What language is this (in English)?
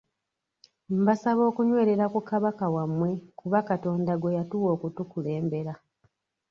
Ganda